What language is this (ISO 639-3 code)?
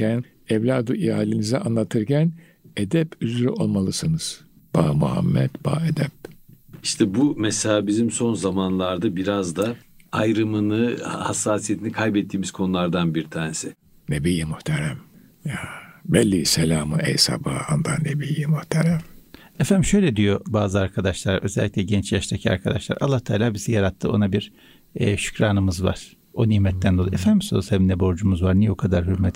tur